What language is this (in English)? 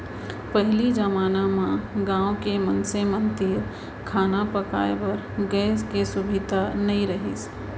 Chhattisgarhi